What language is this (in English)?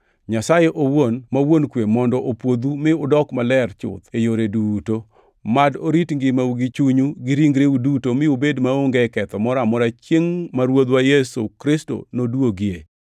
Luo (Kenya and Tanzania)